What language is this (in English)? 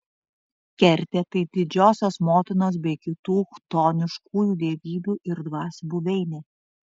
Lithuanian